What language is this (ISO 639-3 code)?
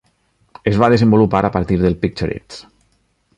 cat